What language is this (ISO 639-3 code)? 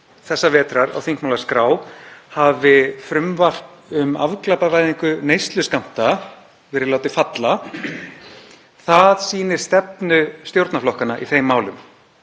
isl